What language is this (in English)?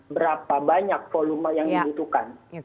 Indonesian